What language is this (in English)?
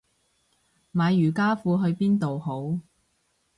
Cantonese